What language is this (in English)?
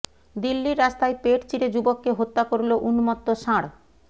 Bangla